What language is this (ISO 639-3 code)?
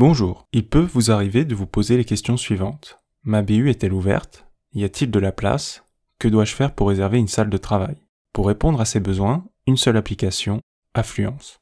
fra